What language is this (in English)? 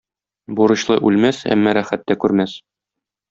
Tatar